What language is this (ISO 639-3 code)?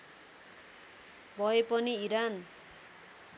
nep